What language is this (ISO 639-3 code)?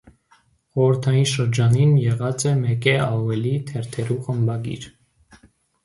hye